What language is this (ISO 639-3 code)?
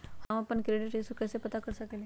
mag